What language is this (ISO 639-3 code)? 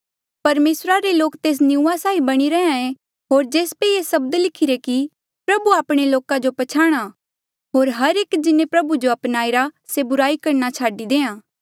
mjl